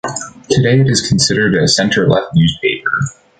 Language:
English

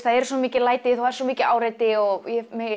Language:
Icelandic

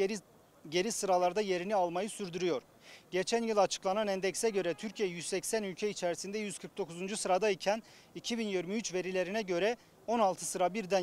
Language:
Turkish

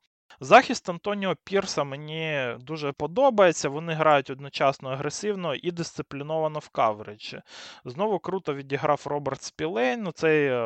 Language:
Ukrainian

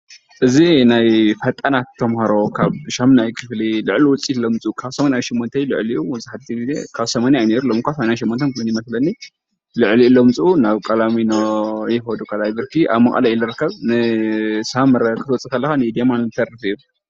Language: Tigrinya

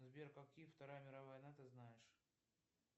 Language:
Russian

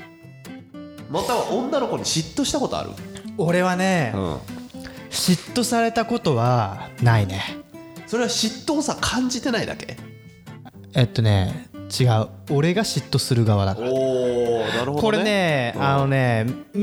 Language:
Japanese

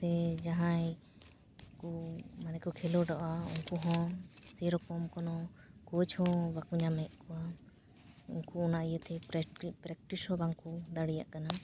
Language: Santali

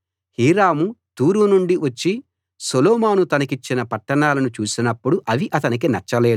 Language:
Telugu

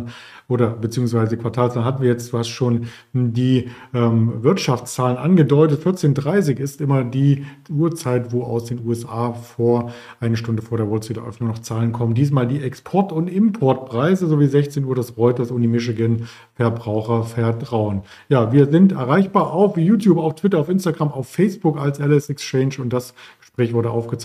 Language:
German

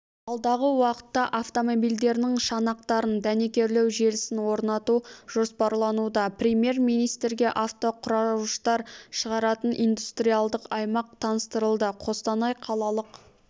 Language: Kazakh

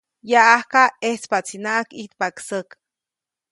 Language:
Copainalá Zoque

